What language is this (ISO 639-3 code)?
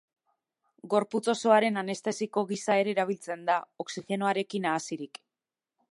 eus